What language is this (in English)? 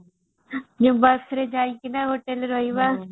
Odia